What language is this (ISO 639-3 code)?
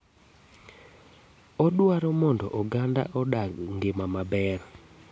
luo